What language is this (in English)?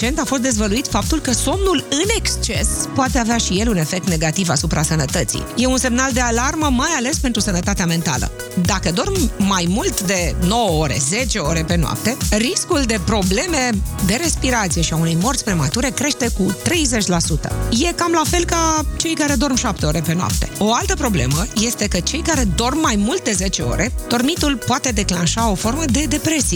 Romanian